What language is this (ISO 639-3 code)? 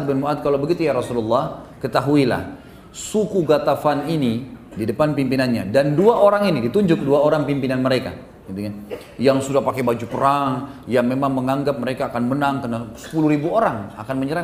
ind